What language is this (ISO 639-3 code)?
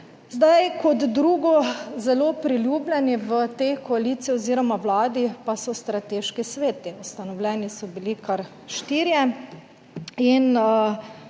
slv